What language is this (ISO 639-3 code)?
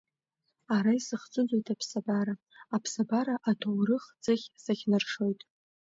abk